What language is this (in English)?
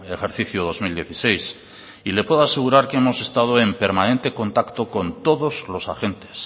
Spanish